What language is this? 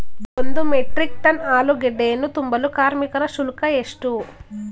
Kannada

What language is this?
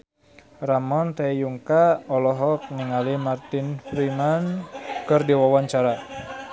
Sundanese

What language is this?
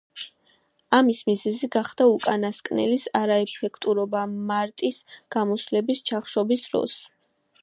Georgian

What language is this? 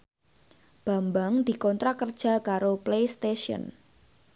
Javanese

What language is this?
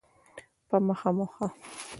Pashto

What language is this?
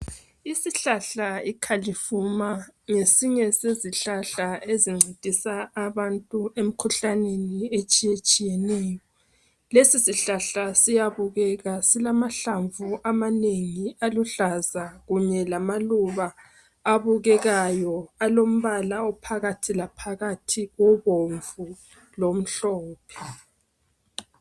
North Ndebele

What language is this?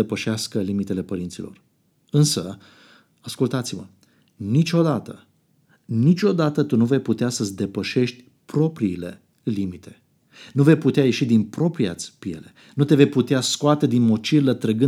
Romanian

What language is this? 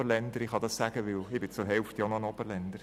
Swiss German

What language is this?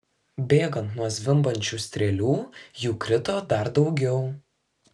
Lithuanian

